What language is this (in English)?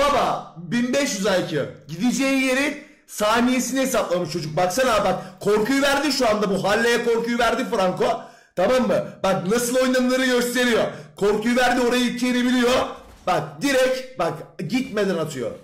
Turkish